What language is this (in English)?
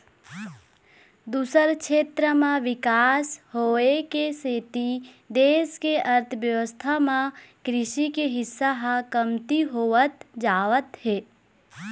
Chhattisgarhi